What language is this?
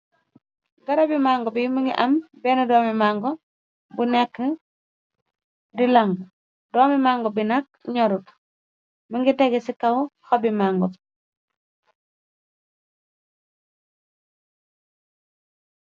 Wolof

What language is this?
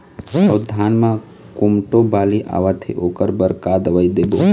Chhattisgarhi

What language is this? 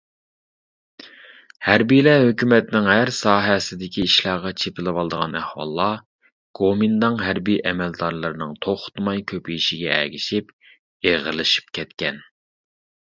Uyghur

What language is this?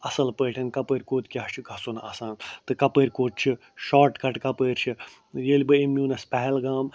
Kashmiri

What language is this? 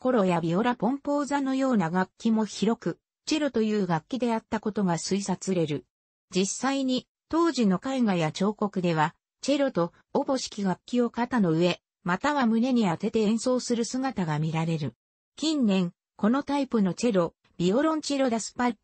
Japanese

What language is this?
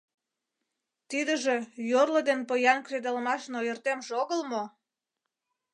Mari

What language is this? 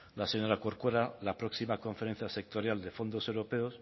Spanish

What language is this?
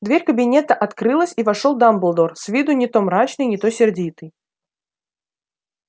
Russian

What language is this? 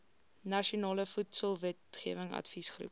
Afrikaans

